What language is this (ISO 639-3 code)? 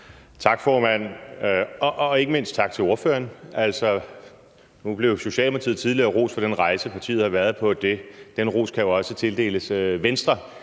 dan